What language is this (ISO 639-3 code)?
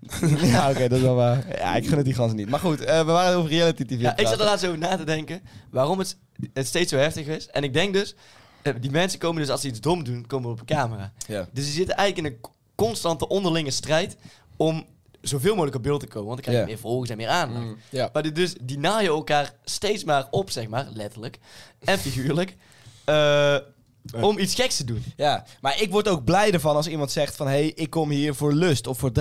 nld